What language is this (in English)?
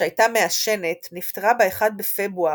Hebrew